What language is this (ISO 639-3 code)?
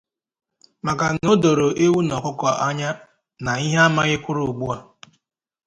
ibo